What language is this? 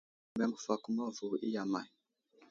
Wuzlam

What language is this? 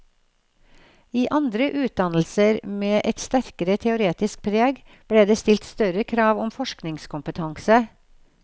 Norwegian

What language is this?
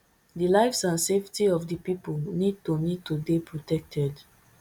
Nigerian Pidgin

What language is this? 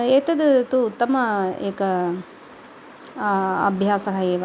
Sanskrit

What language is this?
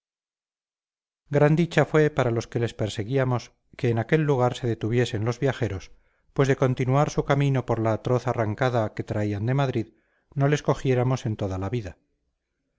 Spanish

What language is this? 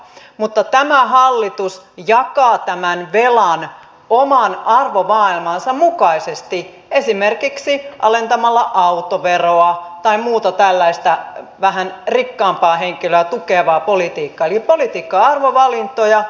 Finnish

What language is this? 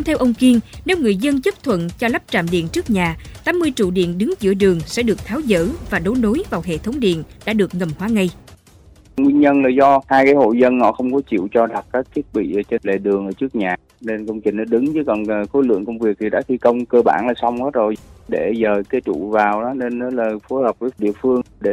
Vietnamese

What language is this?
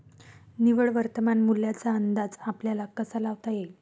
Marathi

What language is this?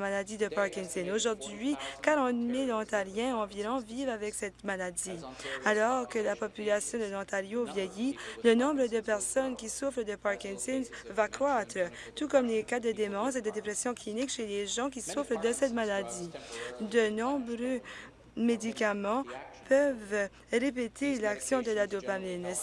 French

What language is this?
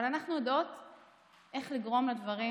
Hebrew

